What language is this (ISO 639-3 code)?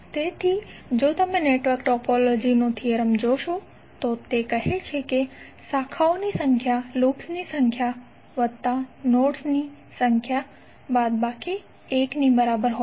guj